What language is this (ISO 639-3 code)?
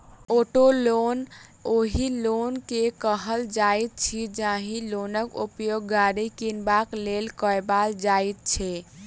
mai